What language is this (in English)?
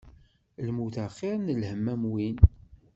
Kabyle